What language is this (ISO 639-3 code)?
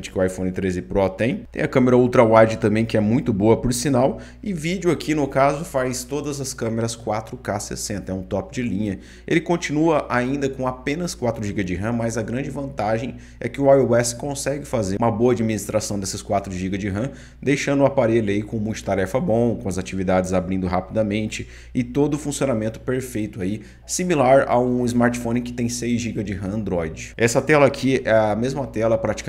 por